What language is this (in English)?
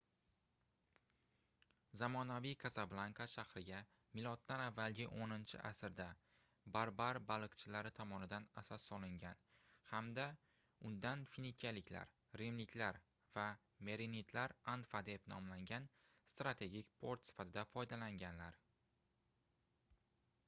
Uzbek